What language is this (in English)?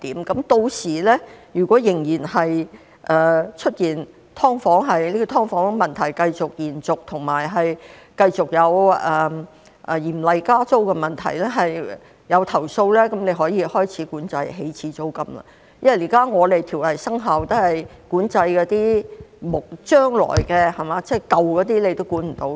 Cantonese